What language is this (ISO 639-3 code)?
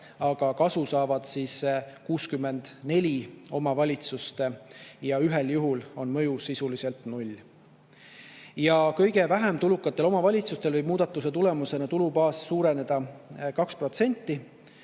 est